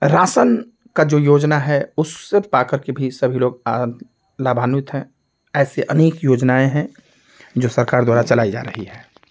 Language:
Hindi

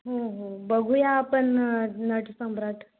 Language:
Marathi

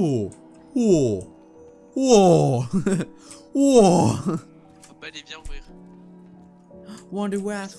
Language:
French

